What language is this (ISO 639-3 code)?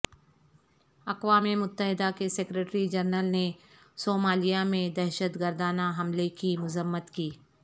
urd